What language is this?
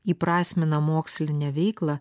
Lithuanian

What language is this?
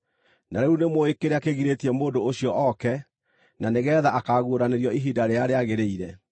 Kikuyu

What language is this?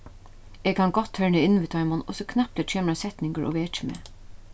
Faroese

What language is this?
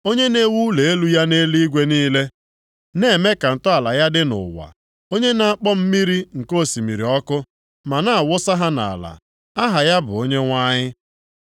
Igbo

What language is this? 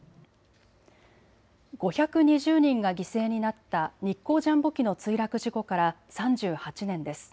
Japanese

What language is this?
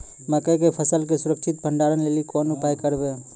Maithili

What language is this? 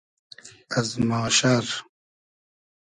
Hazaragi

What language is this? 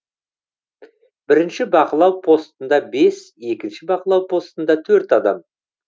Kazakh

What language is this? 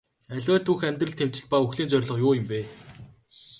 Mongolian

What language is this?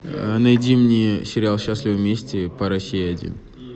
Russian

